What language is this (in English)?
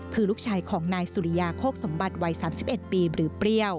Thai